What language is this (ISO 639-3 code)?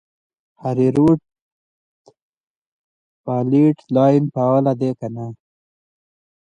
pus